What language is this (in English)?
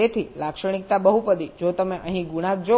Gujarati